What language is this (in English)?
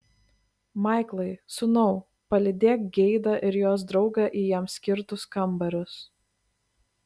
Lithuanian